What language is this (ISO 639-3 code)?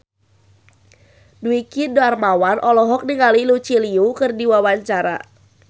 sun